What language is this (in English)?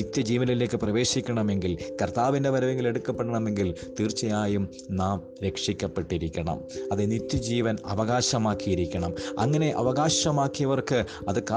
Malayalam